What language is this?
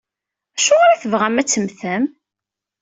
Kabyle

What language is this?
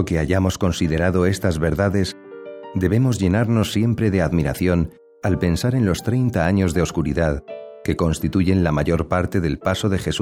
Spanish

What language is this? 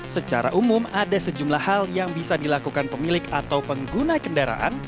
Indonesian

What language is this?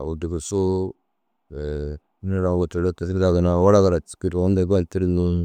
Dazaga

